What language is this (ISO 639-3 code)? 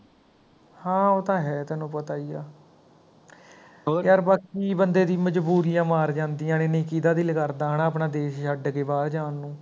pan